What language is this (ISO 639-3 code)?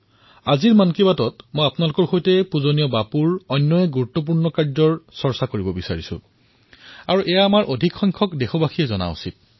asm